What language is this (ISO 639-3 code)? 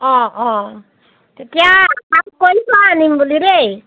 asm